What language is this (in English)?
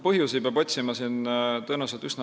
Estonian